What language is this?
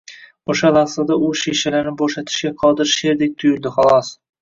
Uzbek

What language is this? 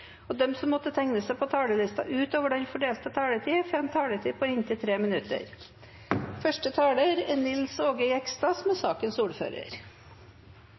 Norwegian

